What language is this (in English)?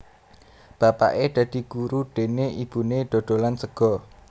Javanese